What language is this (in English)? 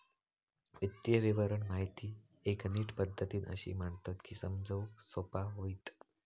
Marathi